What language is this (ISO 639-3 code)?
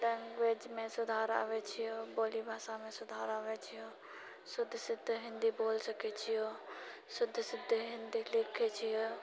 mai